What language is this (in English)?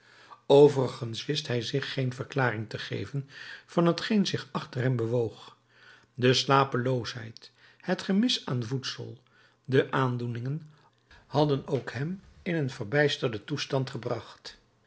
Dutch